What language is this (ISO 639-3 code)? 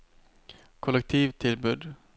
nor